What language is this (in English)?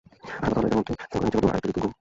Bangla